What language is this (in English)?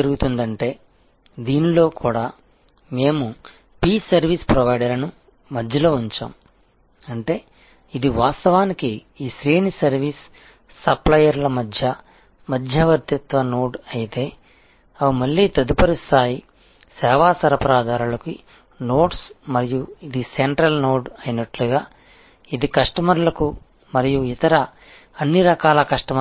Telugu